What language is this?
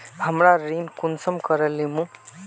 Magahi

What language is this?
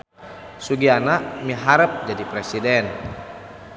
Sundanese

